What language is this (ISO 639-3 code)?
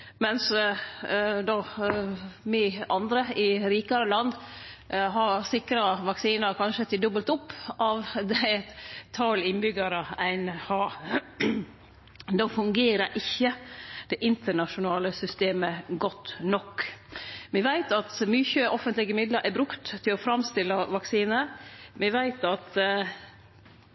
nno